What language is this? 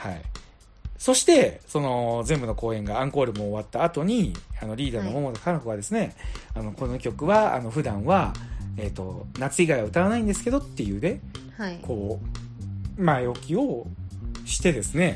Japanese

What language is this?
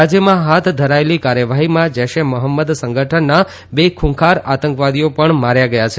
Gujarati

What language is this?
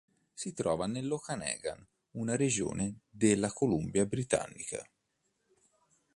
Italian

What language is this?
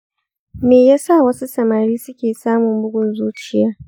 Hausa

